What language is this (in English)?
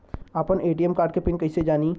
Bhojpuri